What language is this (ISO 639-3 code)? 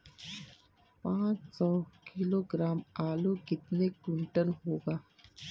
hin